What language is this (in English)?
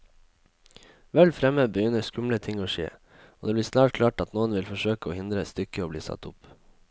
Norwegian